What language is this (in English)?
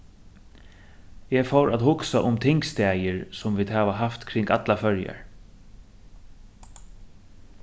Faroese